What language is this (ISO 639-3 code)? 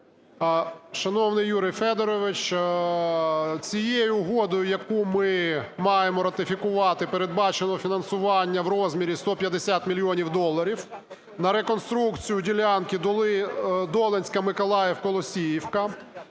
ukr